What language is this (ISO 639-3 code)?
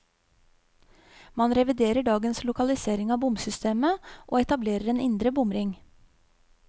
nor